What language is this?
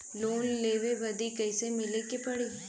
Bhojpuri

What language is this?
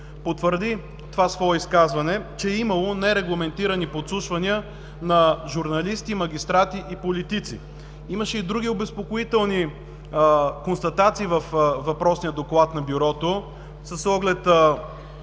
Bulgarian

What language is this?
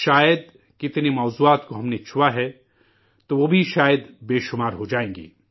Urdu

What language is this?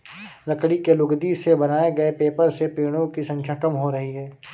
Hindi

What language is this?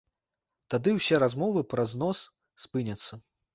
Belarusian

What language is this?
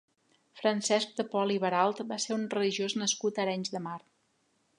Catalan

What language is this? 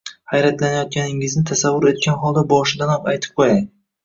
Uzbek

